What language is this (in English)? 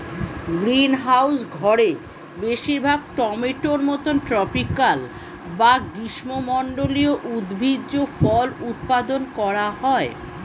Bangla